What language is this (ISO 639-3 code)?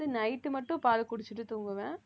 tam